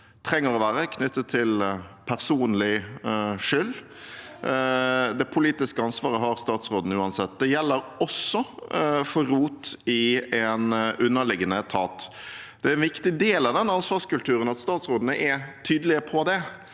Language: Norwegian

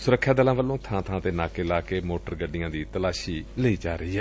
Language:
Punjabi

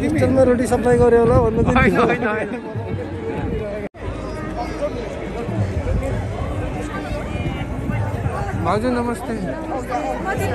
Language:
Hindi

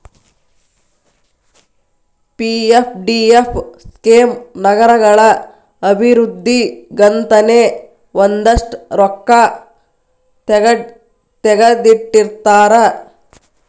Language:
Kannada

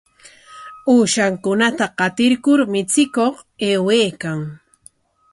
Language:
Corongo Ancash Quechua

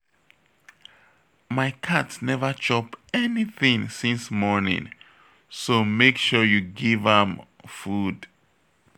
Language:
Nigerian Pidgin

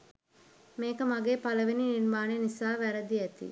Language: Sinhala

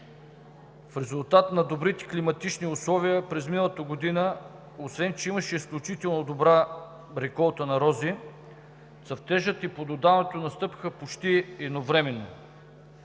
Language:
Bulgarian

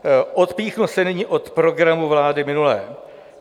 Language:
Czech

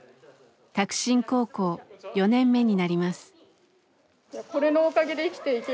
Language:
Japanese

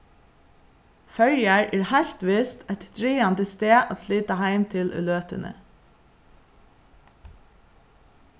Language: Faroese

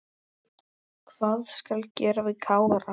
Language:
Icelandic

